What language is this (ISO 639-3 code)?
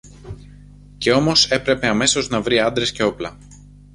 ell